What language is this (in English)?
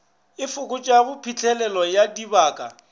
Northern Sotho